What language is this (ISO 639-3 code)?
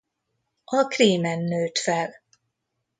hun